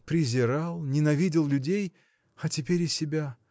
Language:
Russian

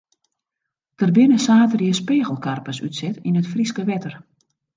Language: Western Frisian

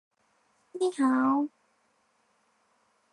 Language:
Chinese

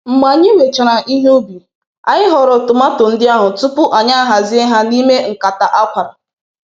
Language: Igbo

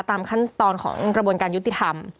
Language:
Thai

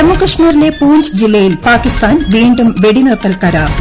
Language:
Malayalam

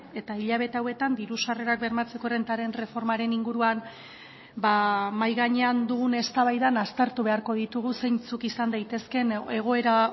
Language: Basque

